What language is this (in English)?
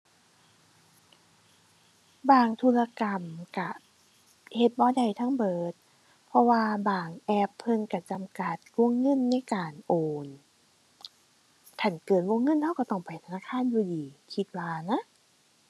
Thai